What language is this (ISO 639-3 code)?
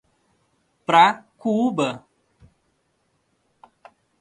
por